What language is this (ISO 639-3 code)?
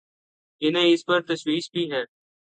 urd